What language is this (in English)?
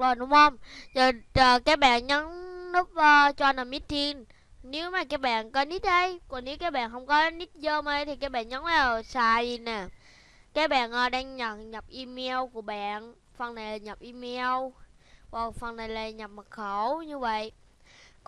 Vietnamese